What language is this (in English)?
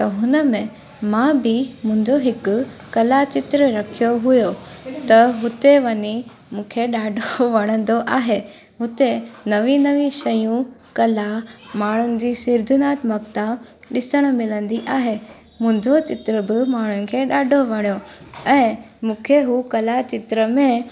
Sindhi